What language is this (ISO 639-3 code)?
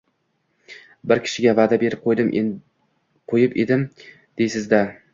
uzb